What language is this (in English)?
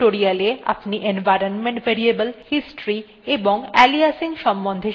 Bangla